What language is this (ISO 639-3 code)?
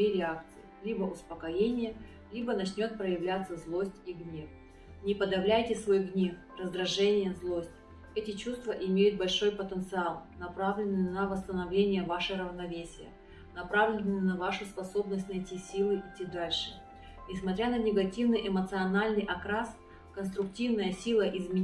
rus